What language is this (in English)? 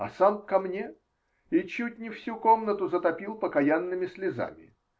Russian